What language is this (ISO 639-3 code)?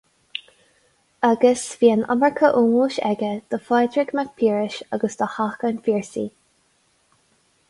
gle